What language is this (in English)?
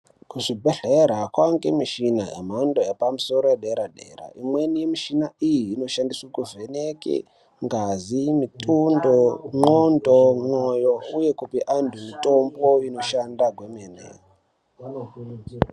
Ndau